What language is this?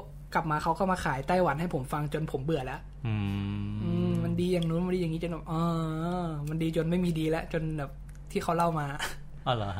Thai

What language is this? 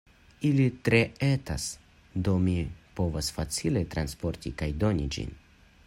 Esperanto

